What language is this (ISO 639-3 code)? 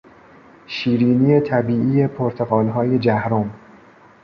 fas